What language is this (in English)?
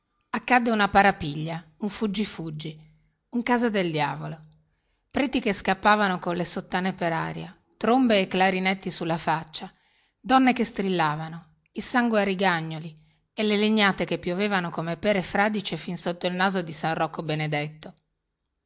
Italian